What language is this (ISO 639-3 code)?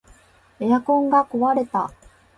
jpn